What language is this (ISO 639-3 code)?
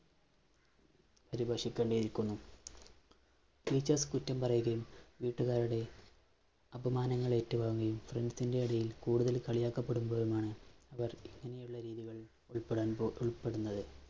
mal